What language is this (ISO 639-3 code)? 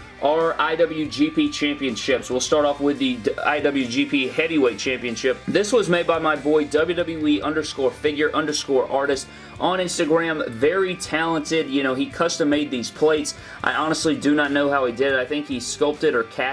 eng